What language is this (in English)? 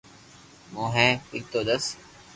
Loarki